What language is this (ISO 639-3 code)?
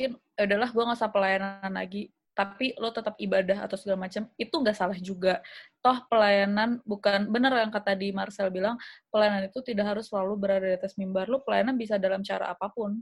ind